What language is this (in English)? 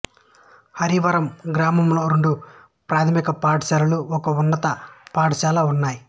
Telugu